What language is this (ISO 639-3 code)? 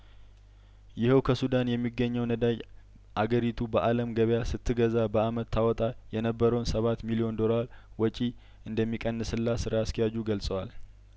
amh